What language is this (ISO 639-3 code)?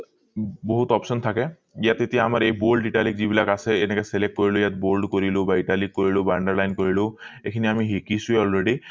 asm